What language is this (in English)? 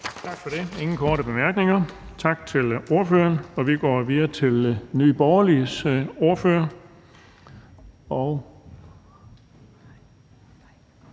Danish